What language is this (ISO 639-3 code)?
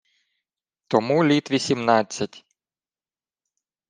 ukr